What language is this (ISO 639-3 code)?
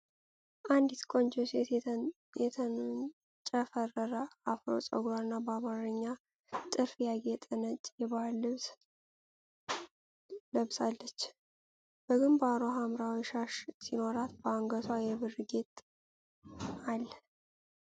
amh